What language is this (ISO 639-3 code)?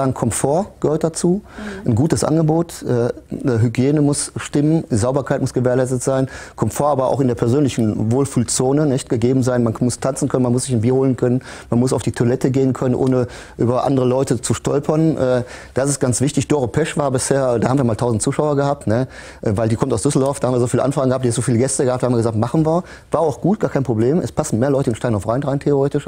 deu